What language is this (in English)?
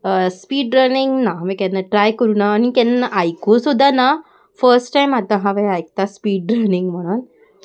Konkani